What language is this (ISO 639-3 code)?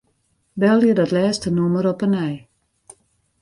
fry